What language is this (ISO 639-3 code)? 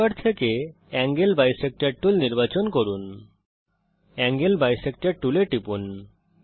ben